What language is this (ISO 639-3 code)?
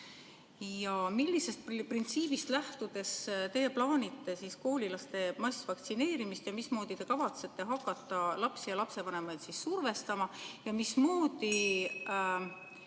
est